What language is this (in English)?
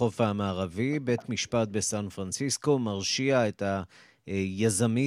Hebrew